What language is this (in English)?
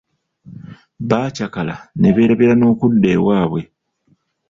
Ganda